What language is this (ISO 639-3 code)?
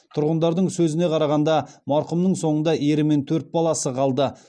kaz